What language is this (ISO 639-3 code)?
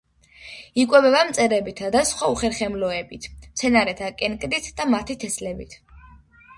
kat